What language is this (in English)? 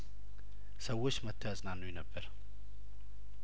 Amharic